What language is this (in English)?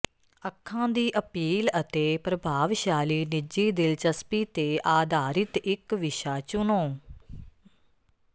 Punjabi